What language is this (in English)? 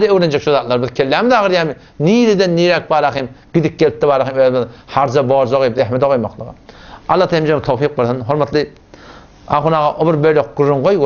Arabic